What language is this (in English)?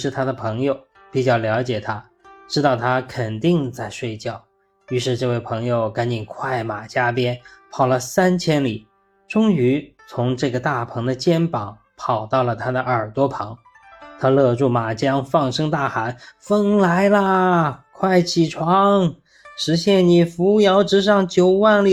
Chinese